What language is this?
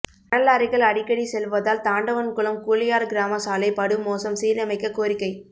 Tamil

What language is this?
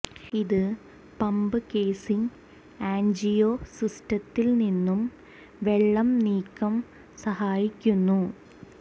Malayalam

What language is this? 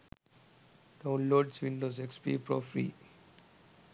Sinhala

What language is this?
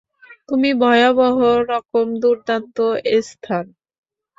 Bangla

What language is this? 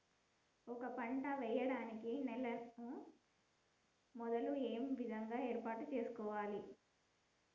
Telugu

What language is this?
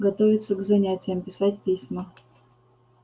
Russian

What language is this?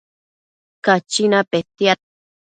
Matsés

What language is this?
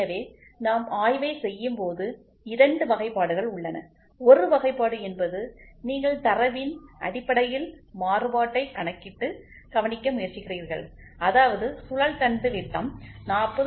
Tamil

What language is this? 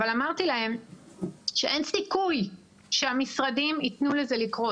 Hebrew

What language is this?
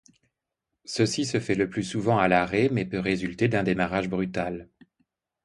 French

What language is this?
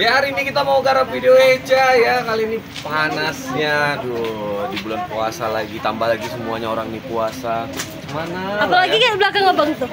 Indonesian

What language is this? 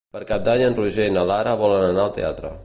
Catalan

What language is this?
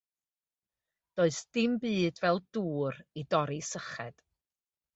Welsh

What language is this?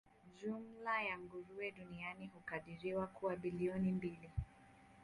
Swahili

